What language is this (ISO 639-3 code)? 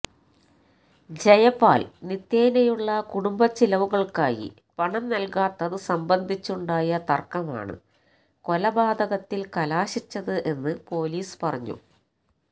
mal